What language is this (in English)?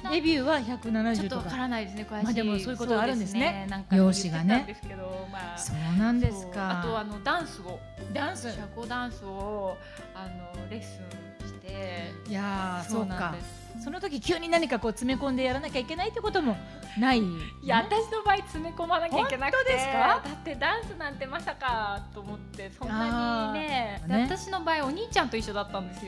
Japanese